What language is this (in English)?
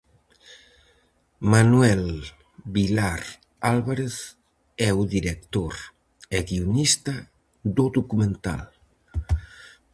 Galician